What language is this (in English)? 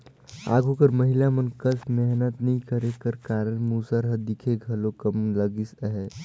Chhattisgarhi